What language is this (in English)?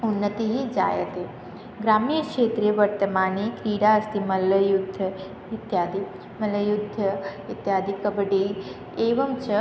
Sanskrit